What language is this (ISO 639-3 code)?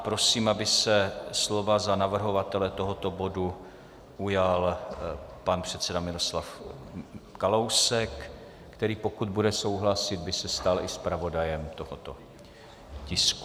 ces